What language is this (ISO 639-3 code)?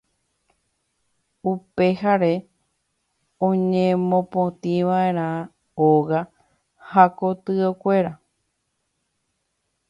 grn